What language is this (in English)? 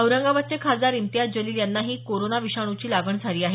Marathi